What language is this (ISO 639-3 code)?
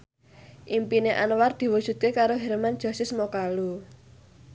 jav